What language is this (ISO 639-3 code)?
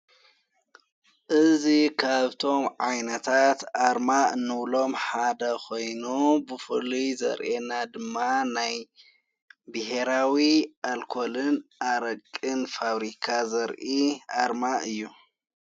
tir